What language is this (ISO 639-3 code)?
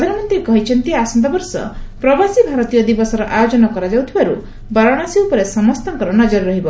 ori